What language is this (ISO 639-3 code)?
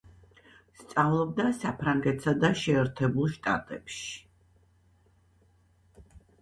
kat